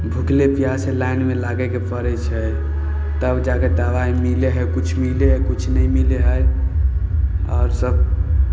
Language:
Maithili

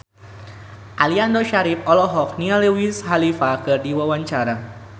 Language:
Sundanese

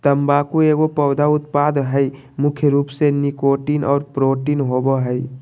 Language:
Magahi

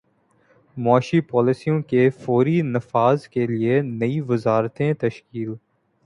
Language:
Urdu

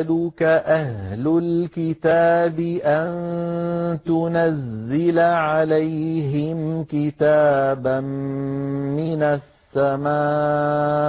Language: Arabic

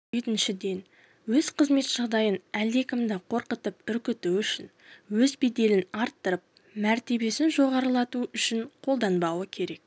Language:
Kazakh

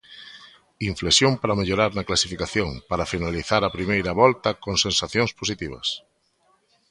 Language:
Galician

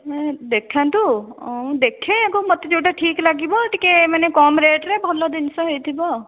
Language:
Odia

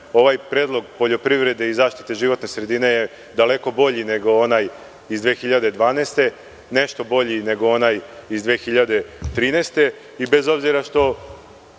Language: Serbian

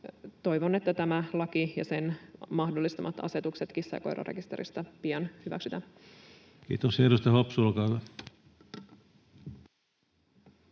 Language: Finnish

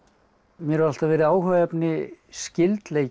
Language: Icelandic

